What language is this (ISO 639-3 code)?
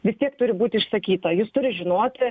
lit